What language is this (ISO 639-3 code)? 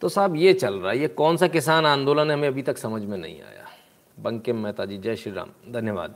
hin